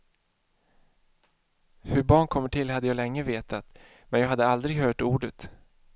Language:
Swedish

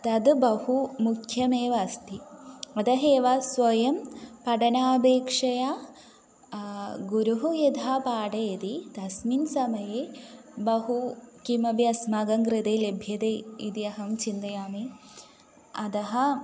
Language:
Sanskrit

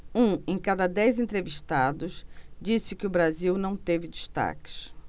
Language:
Portuguese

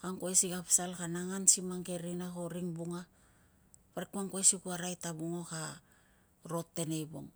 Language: Tungag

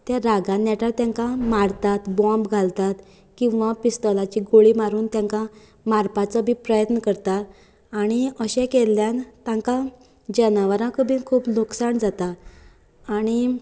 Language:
Konkani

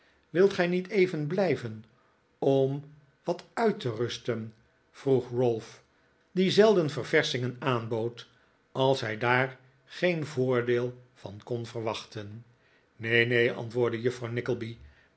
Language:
Dutch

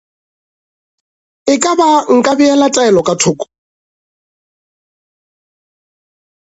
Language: Northern Sotho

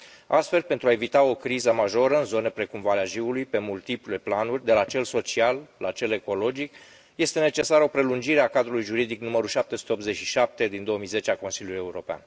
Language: Romanian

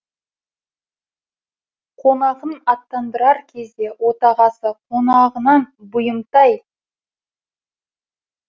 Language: Kazakh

